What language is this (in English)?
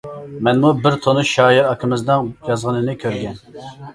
Uyghur